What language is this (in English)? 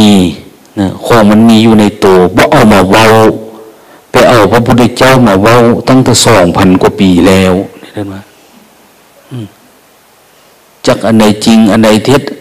Thai